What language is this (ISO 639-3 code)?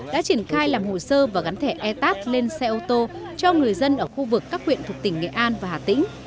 vie